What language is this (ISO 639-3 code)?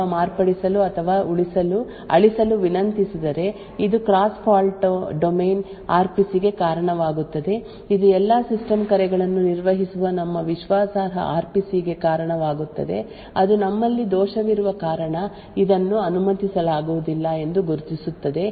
kan